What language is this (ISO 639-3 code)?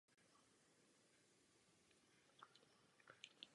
ces